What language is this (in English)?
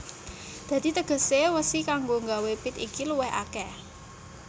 Javanese